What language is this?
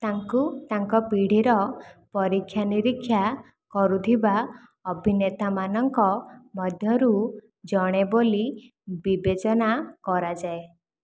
Odia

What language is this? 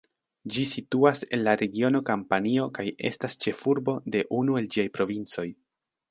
Esperanto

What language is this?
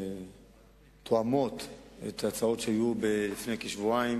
Hebrew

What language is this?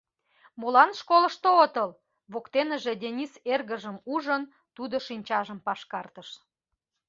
Mari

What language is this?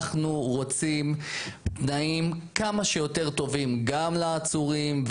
Hebrew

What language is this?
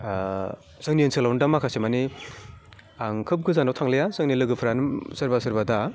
Bodo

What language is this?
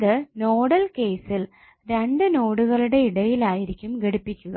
Malayalam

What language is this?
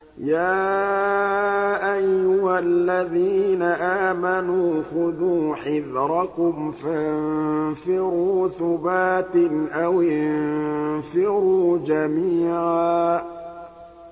Arabic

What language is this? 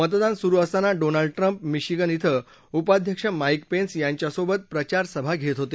Marathi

